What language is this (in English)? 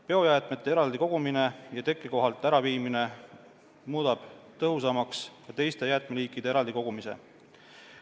Estonian